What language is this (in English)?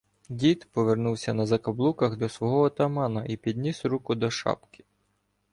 Ukrainian